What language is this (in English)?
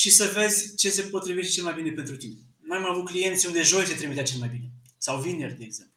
Romanian